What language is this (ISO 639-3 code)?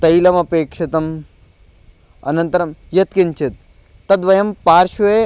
san